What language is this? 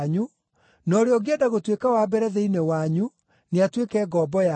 Kikuyu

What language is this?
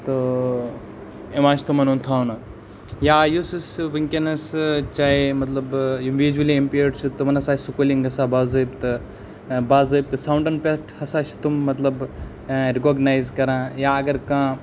Kashmiri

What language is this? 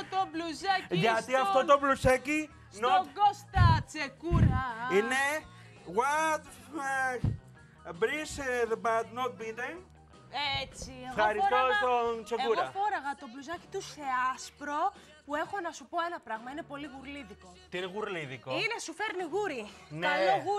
Greek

